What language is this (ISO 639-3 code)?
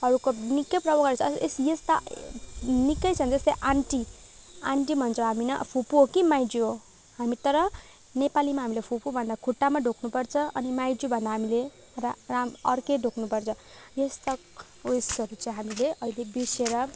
nep